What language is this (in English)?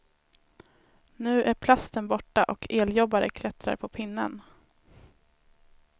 Swedish